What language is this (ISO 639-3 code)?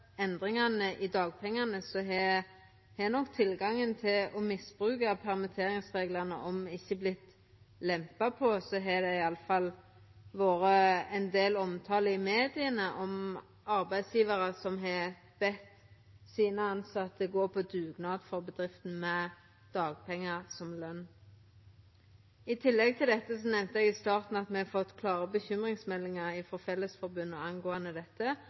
nno